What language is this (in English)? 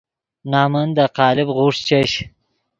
Yidgha